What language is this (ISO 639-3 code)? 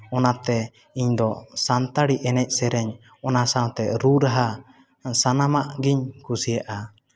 sat